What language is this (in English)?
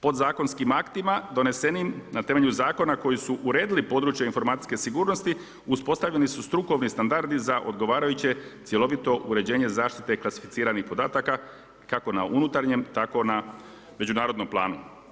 Croatian